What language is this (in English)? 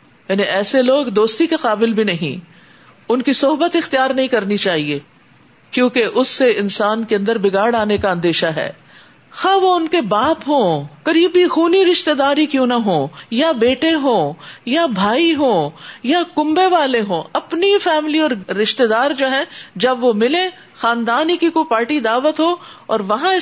Urdu